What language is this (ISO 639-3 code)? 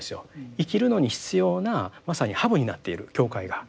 jpn